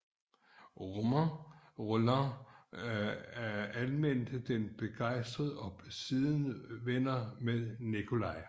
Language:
Danish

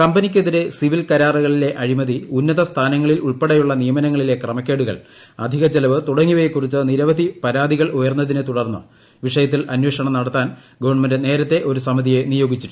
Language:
Malayalam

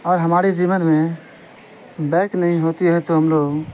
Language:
Urdu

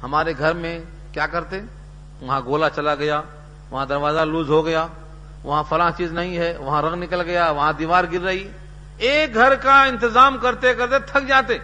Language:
Urdu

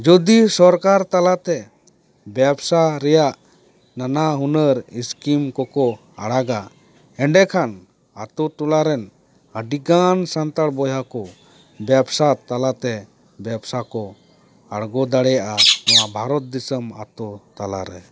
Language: Santali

